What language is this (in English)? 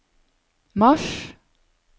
Norwegian